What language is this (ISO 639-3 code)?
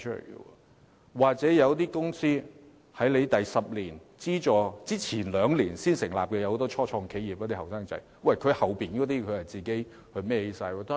yue